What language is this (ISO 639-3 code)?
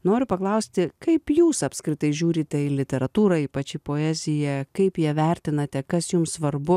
lit